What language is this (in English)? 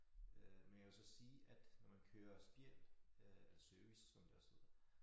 Danish